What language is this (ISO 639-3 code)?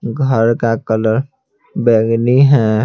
hin